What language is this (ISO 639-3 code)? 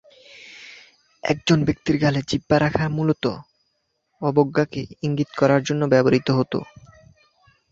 ben